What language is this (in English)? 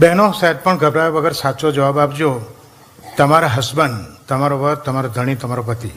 Gujarati